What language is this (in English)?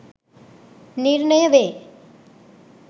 Sinhala